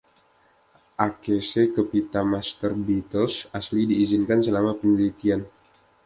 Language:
Indonesian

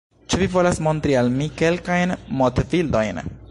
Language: Esperanto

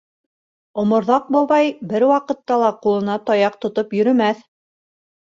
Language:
Bashkir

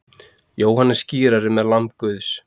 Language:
Icelandic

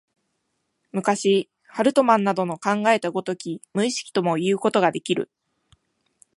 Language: Japanese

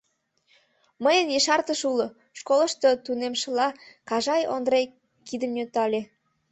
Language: Mari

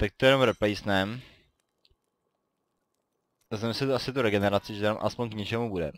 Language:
Czech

